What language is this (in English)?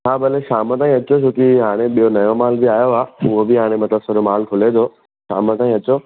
Sindhi